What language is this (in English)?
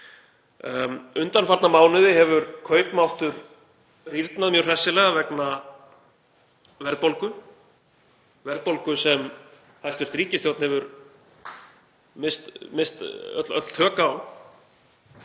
Icelandic